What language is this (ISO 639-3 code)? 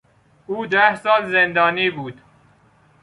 fas